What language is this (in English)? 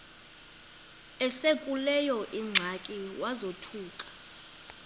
Xhosa